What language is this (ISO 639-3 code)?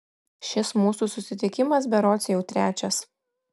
lit